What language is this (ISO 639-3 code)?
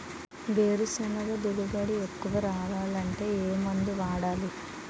tel